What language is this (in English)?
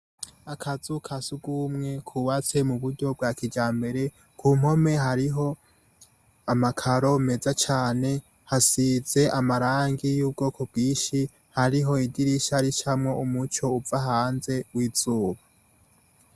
Rundi